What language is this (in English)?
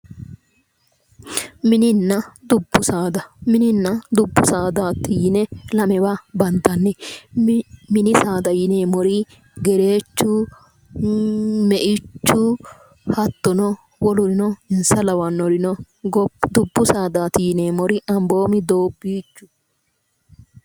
Sidamo